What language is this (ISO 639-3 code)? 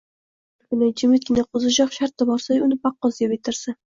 uzb